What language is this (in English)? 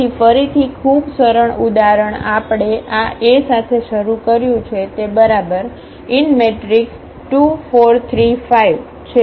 Gujarati